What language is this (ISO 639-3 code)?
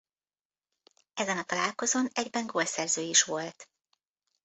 hun